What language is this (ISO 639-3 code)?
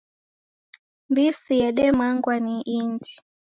dav